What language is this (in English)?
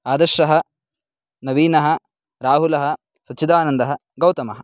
Sanskrit